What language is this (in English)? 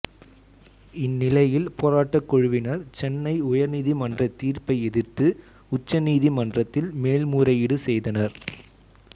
Tamil